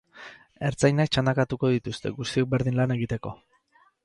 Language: Basque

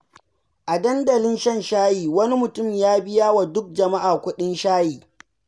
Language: Hausa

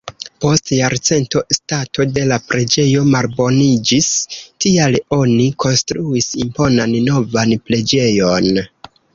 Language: Esperanto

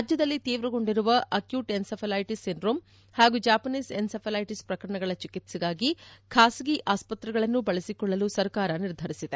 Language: Kannada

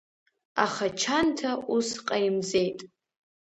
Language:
Abkhazian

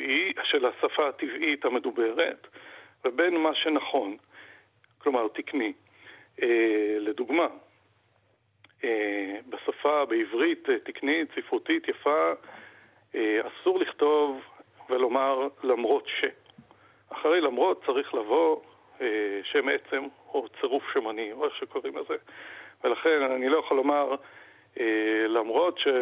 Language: Hebrew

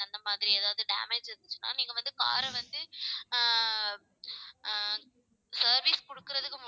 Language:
Tamil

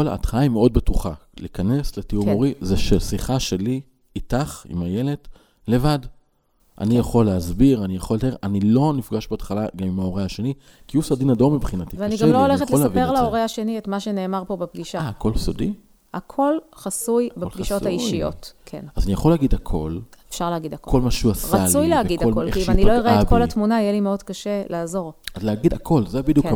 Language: Hebrew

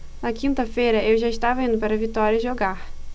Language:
Portuguese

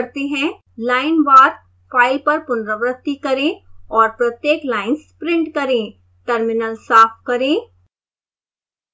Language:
Hindi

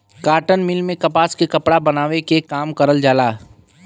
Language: Bhojpuri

